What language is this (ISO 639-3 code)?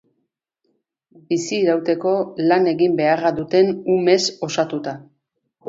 eus